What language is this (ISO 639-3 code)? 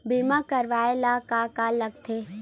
hne